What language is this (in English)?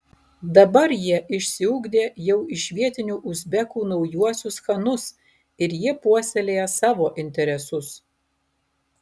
Lithuanian